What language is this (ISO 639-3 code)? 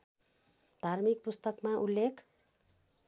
nep